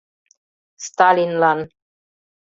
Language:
Mari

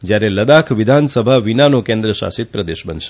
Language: Gujarati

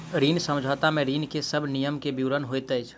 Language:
Maithili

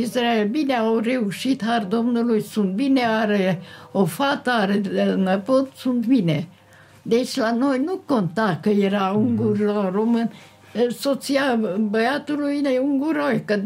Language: Romanian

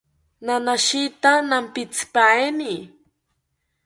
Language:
South Ucayali Ashéninka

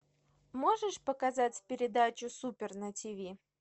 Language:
Russian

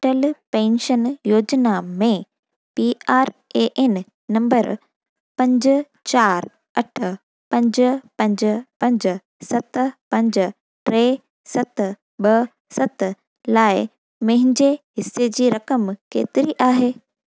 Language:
Sindhi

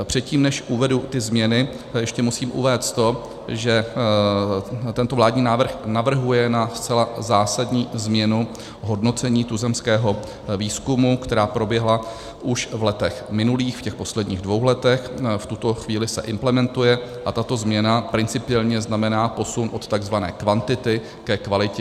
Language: Czech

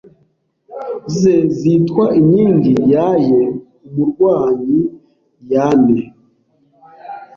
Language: Kinyarwanda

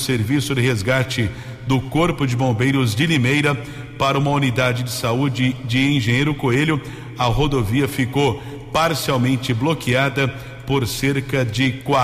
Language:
Portuguese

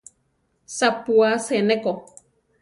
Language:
Central Tarahumara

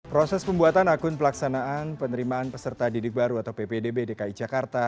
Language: Indonesian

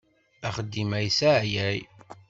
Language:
Kabyle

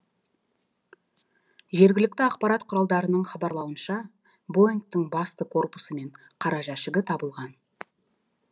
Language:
Kazakh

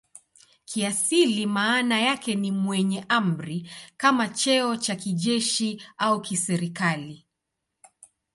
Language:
Swahili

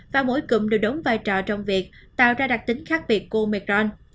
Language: Vietnamese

